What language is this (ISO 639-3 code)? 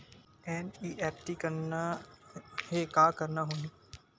hne